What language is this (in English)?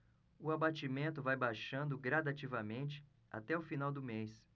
Portuguese